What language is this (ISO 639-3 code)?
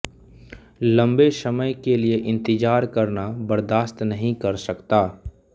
hin